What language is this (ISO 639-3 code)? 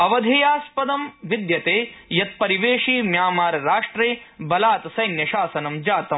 san